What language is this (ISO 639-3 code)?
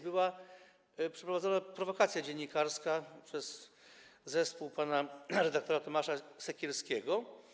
pol